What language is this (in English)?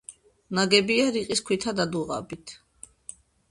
Georgian